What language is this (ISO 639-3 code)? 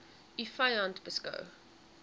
afr